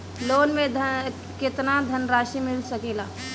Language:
Bhojpuri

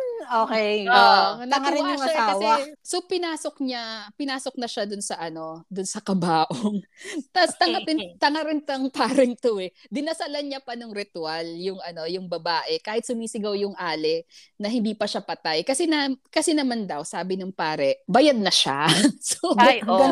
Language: Filipino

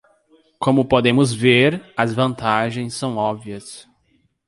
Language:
Portuguese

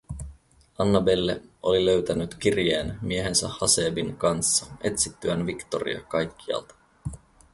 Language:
Finnish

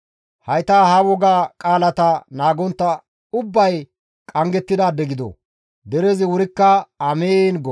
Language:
Gamo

